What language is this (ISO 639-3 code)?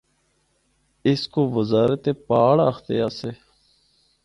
hno